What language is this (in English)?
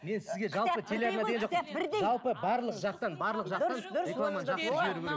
Kazakh